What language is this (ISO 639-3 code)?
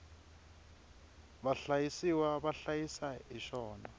tso